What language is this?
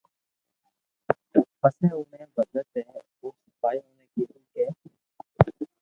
Loarki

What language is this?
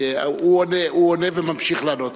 Hebrew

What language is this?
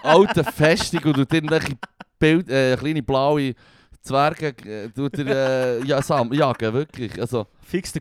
German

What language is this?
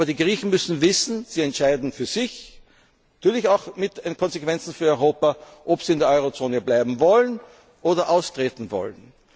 German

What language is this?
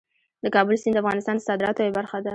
Pashto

